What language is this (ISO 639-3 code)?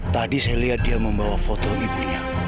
ind